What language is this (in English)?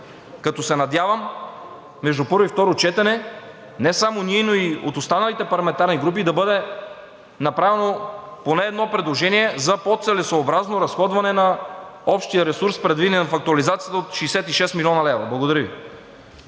Bulgarian